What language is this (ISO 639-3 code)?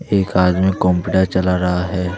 hin